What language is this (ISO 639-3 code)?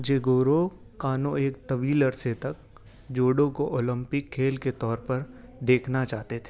urd